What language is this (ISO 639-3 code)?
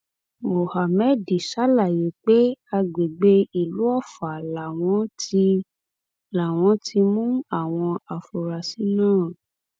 yor